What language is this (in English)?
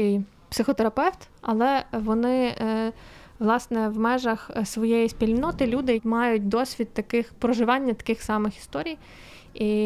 Ukrainian